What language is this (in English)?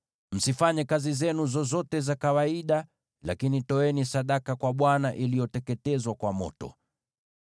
Swahili